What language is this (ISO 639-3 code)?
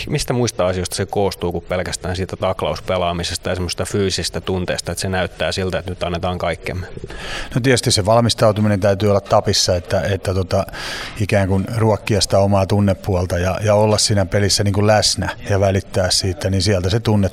fin